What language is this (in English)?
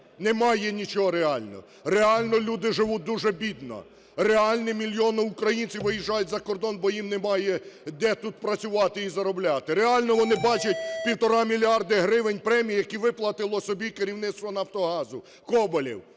Ukrainian